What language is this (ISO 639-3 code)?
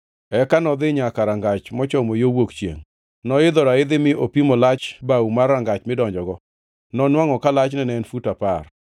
luo